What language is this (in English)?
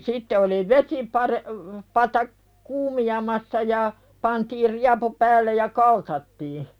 Finnish